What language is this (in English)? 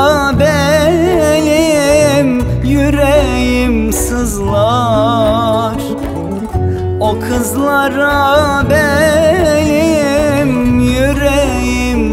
Turkish